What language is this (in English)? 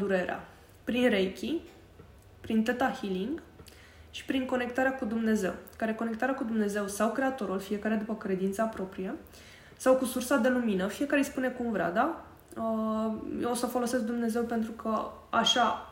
Romanian